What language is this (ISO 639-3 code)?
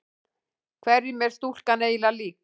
isl